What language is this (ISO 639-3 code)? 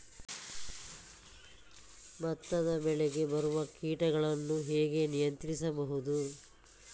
kan